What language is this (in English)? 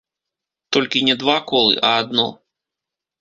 Belarusian